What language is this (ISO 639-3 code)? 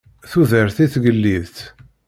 kab